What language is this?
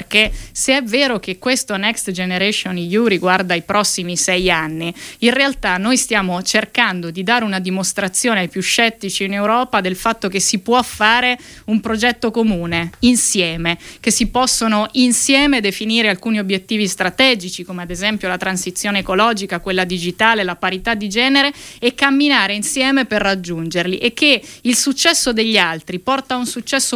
Italian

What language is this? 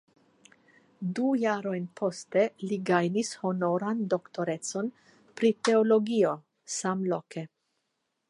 Esperanto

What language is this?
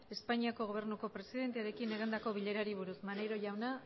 Basque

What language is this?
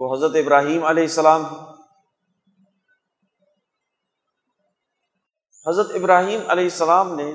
Urdu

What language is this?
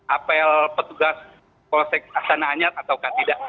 Indonesian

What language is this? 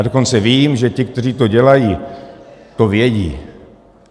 Czech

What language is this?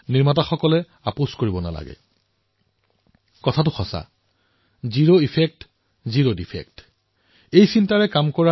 Assamese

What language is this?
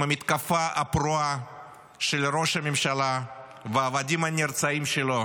Hebrew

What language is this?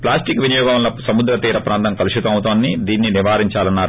Telugu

